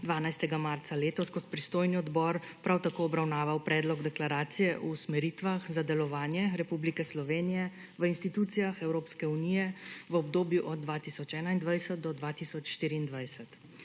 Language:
Slovenian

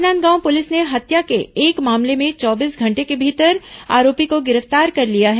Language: Hindi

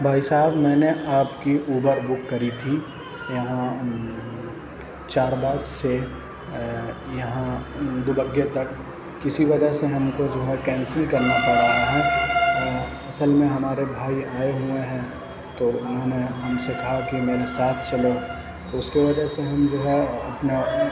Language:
Urdu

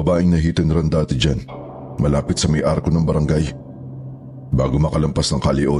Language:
Filipino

